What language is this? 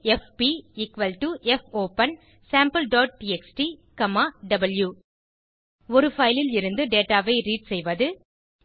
Tamil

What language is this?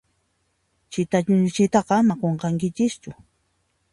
Puno Quechua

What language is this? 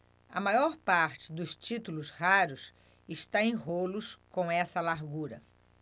Portuguese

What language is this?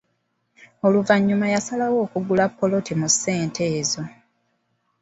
Ganda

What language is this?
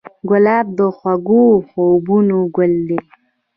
Pashto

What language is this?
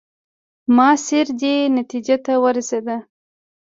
Pashto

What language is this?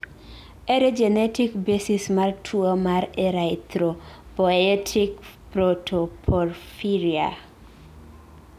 Luo (Kenya and Tanzania)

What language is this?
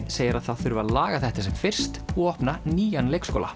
Icelandic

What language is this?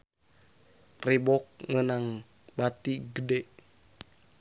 Sundanese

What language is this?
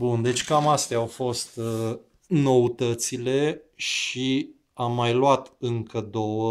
Romanian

